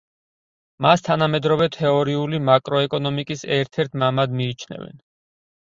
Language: Georgian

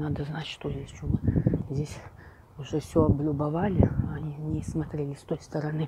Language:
Russian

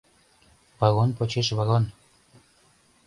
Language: Mari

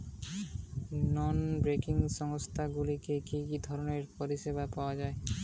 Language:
Bangla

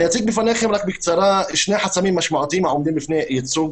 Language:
Hebrew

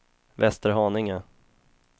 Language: Swedish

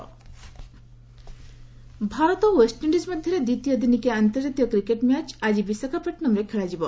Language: Odia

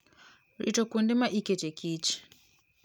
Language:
Luo (Kenya and Tanzania)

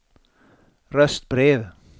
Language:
Swedish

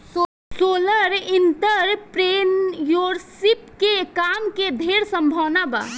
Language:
Bhojpuri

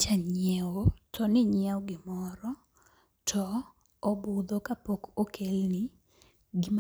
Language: Luo (Kenya and Tanzania)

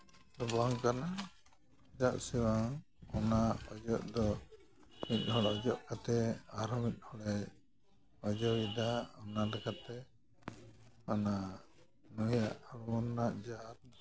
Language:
Santali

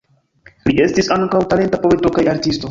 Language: Esperanto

